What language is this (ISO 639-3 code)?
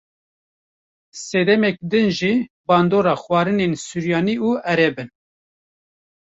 kur